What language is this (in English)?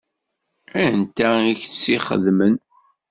Kabyle